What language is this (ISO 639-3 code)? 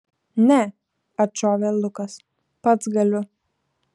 lit